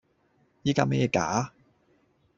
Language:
Cantonese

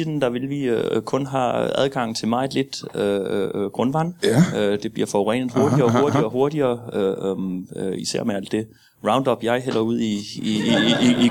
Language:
Danish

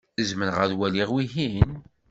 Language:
Kabyle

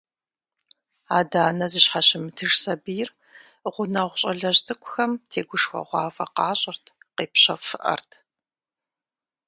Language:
Kabardian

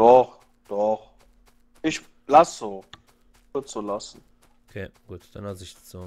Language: German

